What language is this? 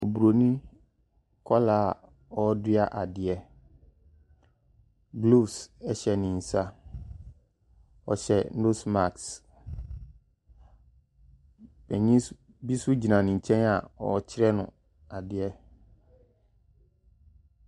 Akan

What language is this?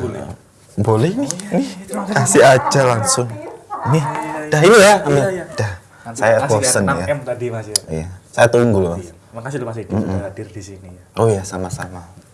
Indonesian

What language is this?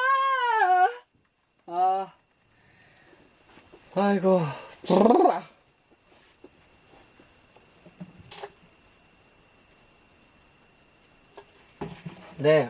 Korean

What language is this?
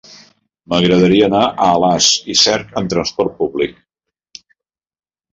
Catalan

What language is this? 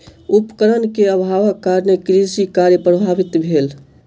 Maithili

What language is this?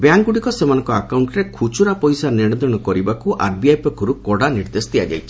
Odia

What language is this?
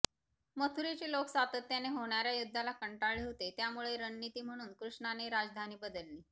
Marathi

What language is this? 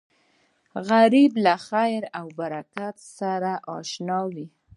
Pashto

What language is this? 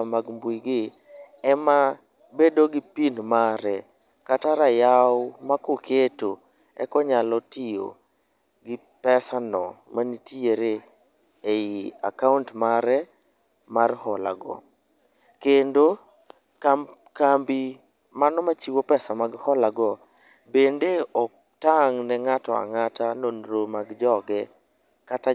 Luo (Kenya and Tanzania)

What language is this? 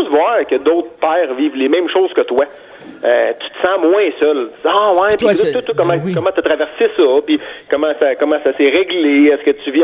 French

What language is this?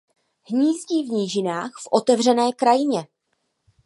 Czech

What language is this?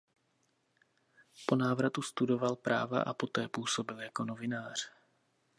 Czech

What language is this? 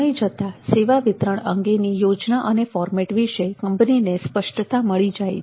Gujarati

